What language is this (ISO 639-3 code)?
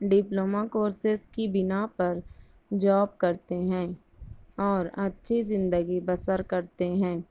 urd